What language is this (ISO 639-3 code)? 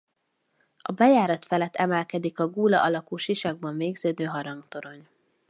hun